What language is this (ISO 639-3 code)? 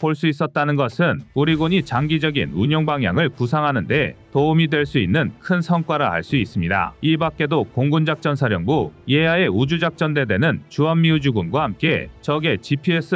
kor